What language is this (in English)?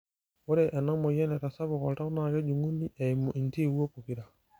Masai